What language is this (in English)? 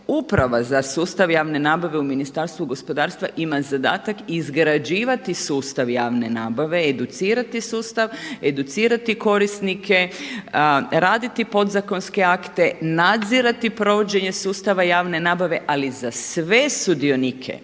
Croatian